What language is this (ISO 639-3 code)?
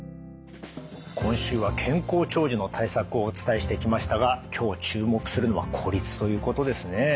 jpn